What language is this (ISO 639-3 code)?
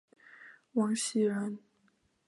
zho